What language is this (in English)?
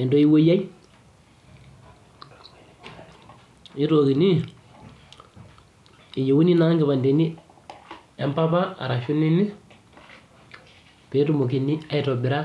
Masai